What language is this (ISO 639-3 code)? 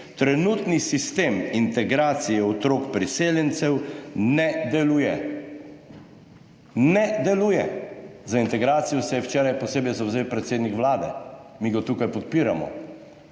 slv